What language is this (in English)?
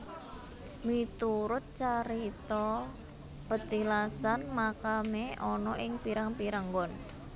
Javanese